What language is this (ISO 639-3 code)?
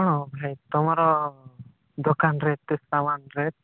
ori